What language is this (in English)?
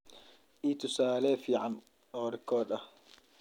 Somali